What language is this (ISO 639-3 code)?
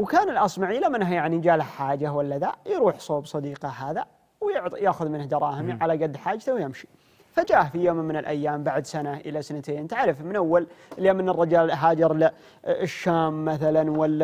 ara